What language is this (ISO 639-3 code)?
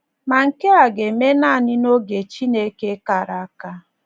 ibo